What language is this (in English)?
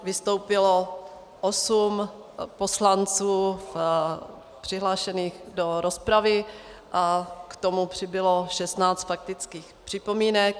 Czech